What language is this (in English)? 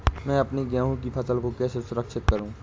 Hindi